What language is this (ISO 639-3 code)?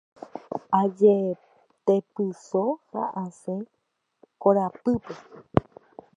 grn